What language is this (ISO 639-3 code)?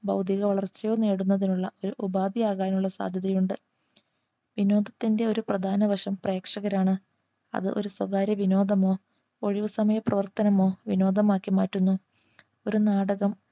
mal